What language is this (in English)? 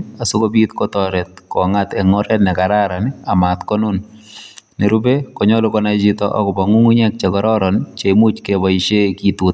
Kalenjin